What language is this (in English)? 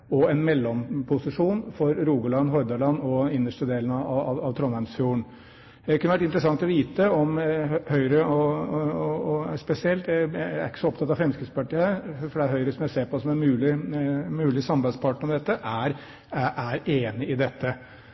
Norwegian Bokmål